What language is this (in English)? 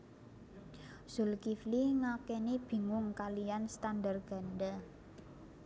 Javanese